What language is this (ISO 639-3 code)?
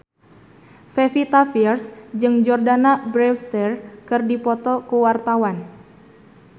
sun